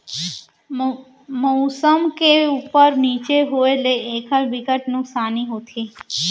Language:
Chhattisgarhi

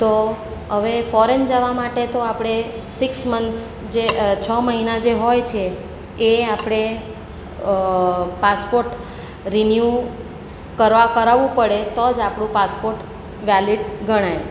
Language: Gujarati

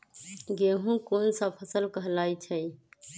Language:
Magahi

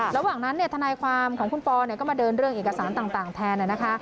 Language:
Thai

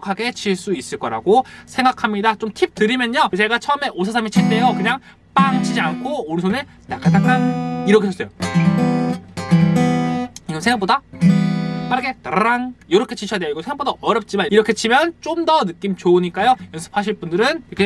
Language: Korean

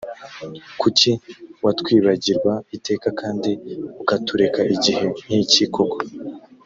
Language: Kinyarwanda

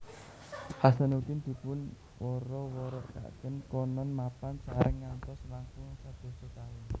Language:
Javanese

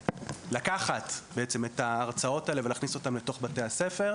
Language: Hebrew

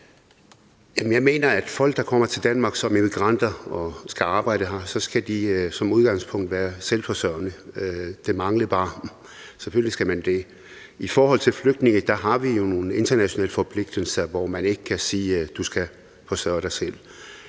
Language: Danish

